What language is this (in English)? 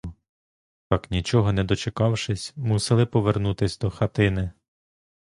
Ukrainian